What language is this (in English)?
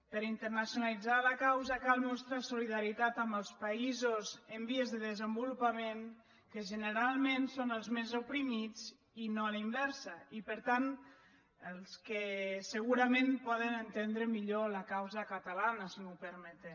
Catalan